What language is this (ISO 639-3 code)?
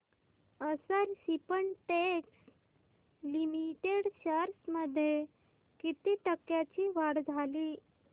mar